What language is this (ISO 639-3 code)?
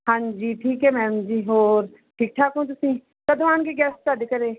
pan